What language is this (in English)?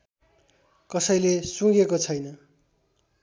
Nepali